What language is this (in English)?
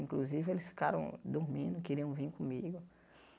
Portuguese